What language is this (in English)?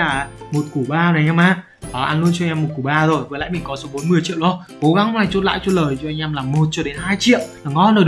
Vietnamese